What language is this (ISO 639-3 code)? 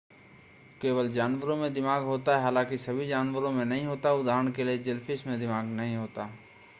hin